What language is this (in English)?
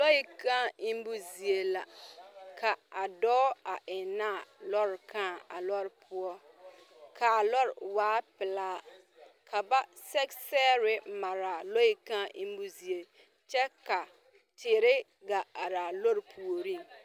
Southern Dagaare